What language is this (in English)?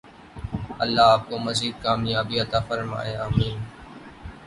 Urdu